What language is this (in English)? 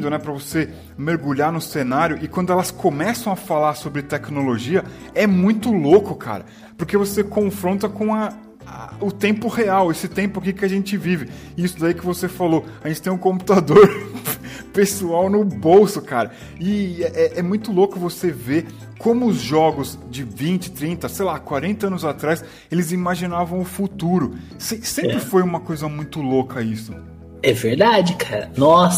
Portuguese